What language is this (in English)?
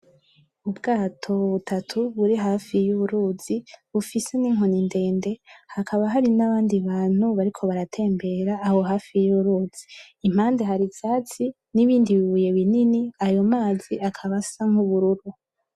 Rundi